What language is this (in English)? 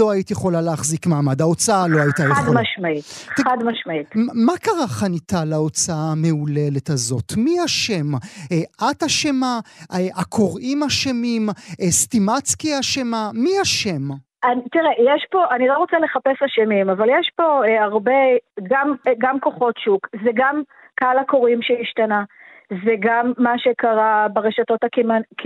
Hebrew